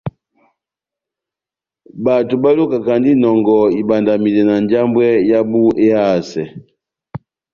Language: Batanga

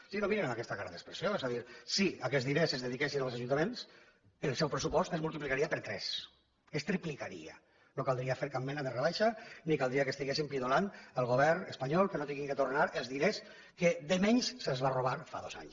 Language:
Catalan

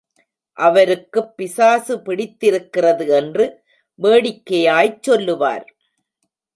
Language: Tamil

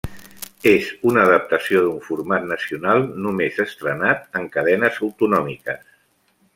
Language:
Catalan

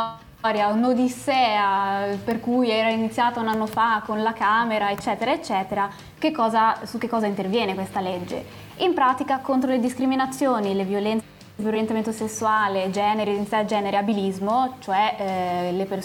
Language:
Italian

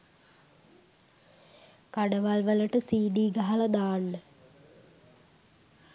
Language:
Sinhala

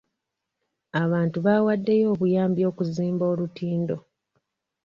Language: Ganda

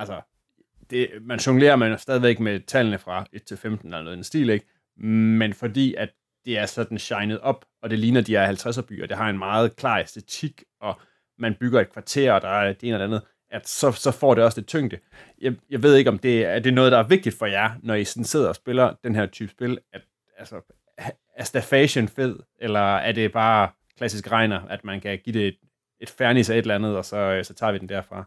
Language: Danish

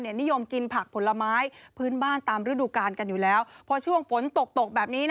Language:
Thai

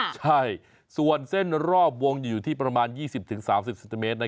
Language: Thai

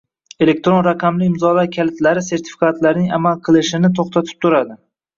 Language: Uzbek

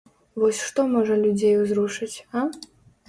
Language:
Belarusian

